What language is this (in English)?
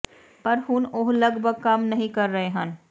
Punjabi